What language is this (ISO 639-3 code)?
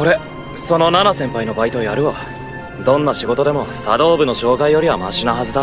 jpn